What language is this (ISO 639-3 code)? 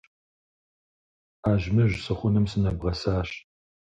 kbd